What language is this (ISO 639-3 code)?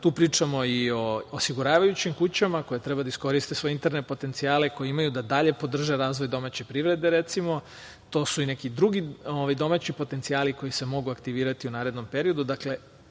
srp